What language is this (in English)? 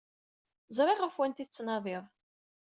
Kabyle